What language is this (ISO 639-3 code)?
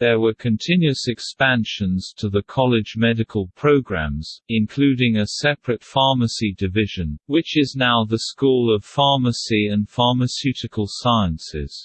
eng